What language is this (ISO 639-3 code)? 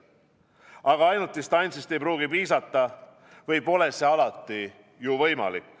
est